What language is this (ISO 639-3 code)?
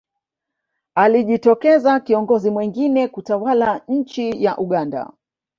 swa